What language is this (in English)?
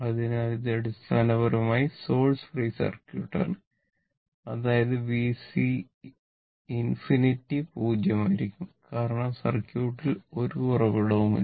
Malayalam